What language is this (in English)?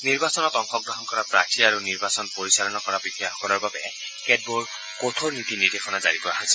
Assamese